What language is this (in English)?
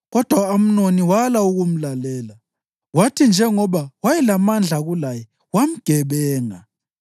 North Ndebele